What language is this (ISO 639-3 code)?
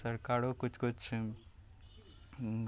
mai